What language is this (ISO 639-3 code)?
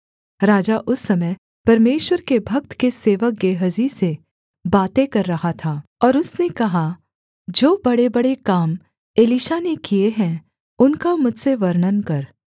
hin